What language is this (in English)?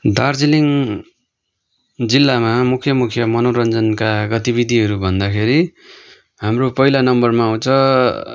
Nepali